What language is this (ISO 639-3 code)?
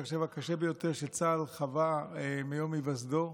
heb